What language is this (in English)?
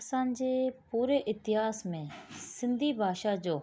Sindhi